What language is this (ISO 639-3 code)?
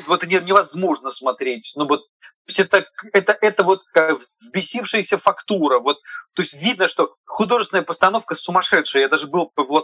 rus